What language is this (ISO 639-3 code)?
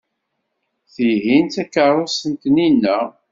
kab